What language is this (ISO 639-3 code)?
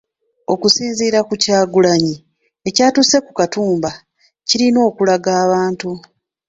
lug